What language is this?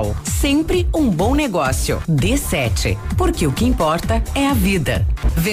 Portuguese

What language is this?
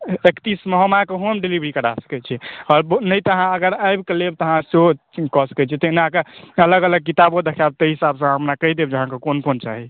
Maithili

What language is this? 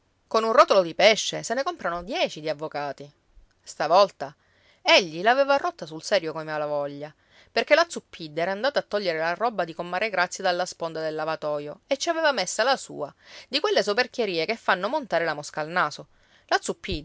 Italian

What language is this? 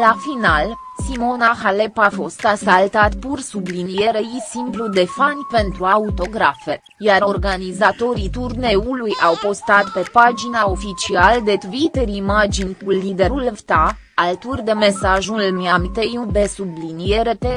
Romanian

